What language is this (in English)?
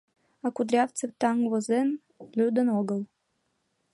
Mari